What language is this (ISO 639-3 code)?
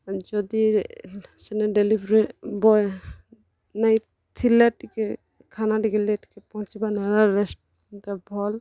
ori